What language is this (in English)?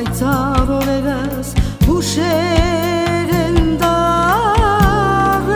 Romanian